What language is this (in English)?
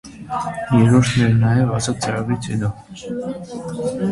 Armenian